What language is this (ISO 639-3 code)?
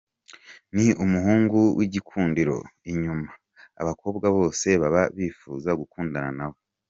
kin